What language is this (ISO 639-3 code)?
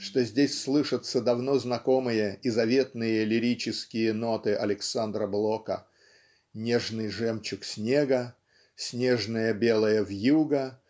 rus